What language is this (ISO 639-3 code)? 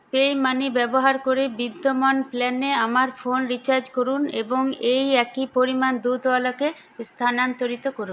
ben